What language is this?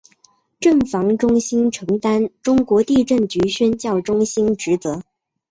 Chinese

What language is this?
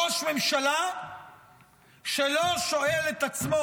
Hebrew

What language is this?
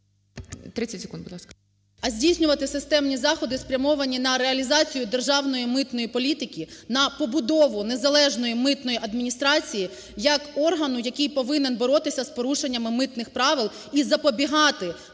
Ukrainian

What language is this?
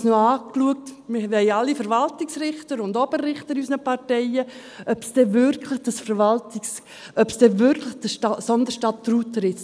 Swiss German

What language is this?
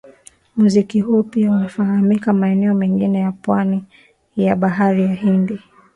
Swahili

